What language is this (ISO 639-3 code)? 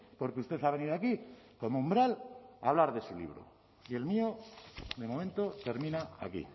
spa